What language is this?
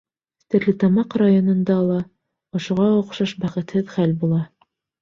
Bashkir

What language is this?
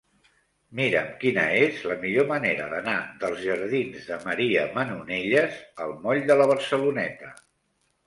Catalan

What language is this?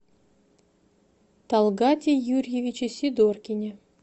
Russian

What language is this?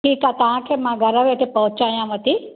Sindhi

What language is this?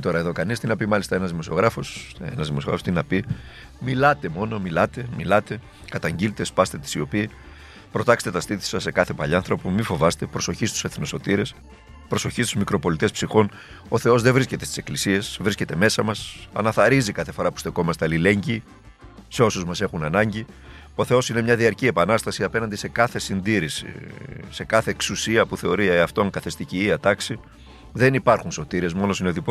Greek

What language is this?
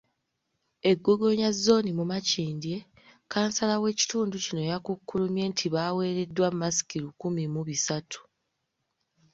Ganda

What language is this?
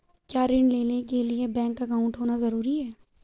Hindi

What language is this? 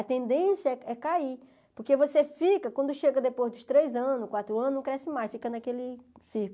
Portuguese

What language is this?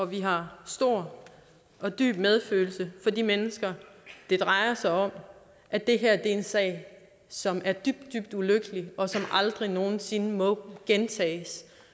Danish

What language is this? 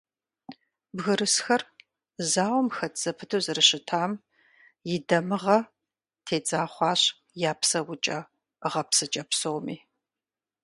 Kabardian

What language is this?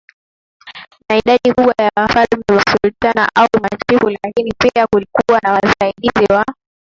Swahili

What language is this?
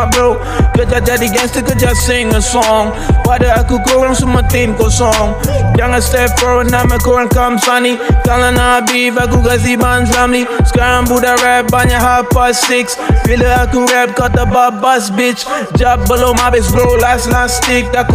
Malay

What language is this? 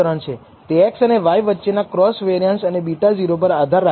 Gujarati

